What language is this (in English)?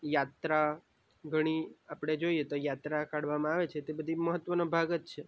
Gujarati